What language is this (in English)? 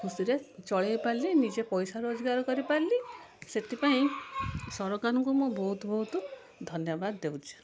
Odia